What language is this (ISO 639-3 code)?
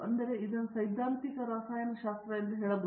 kan